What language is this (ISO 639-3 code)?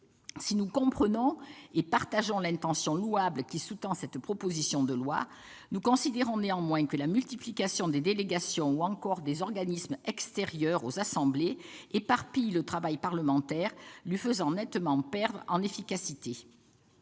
fra